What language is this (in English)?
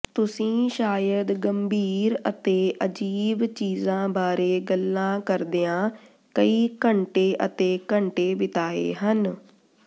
Punjabi